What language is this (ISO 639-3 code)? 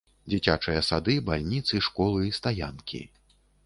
bel